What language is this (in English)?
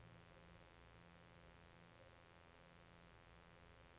Norwegian